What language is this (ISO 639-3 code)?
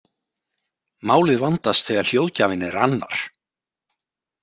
isl